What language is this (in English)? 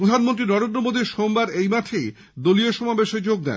Bangla